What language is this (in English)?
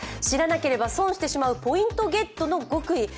Japanese